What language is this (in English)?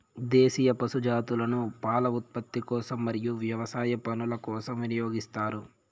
Telugu